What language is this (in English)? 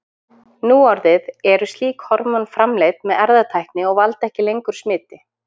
Icelandic